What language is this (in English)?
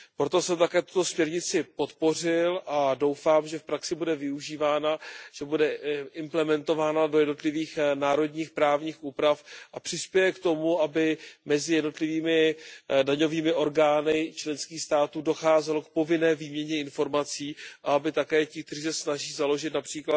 Czech